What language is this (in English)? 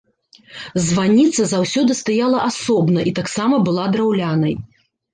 Belarusian